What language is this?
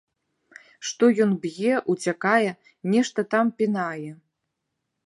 Belarusian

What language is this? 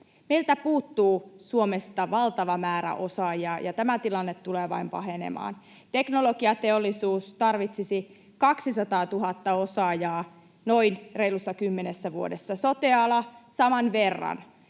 Finnish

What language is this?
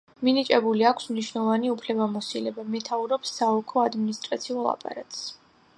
Georgian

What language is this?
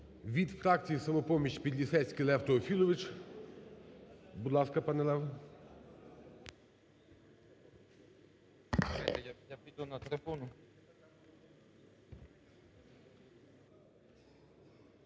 Ukrainian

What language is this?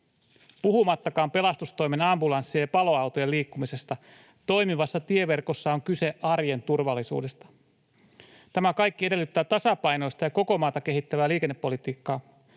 Finnish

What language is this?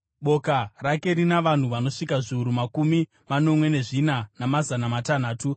Shona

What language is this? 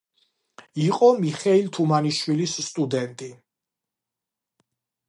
Georgian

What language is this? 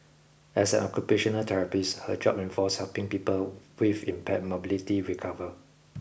English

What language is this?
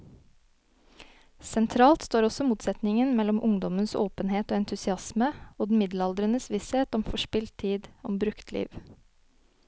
Norwegian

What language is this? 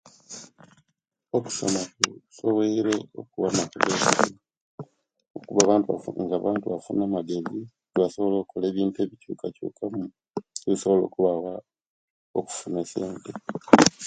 Kenyi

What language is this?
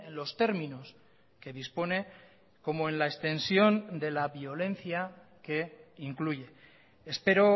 Spanish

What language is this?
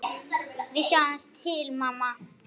Icelandic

